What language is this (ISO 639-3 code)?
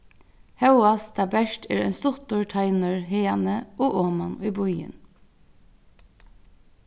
fao